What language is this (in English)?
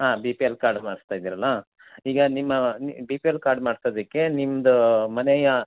Kannada